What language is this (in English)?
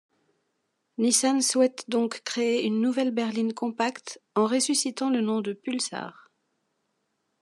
French